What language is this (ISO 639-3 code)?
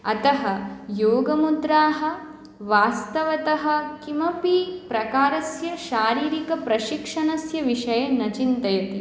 san